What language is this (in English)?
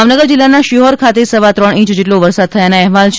Gujarati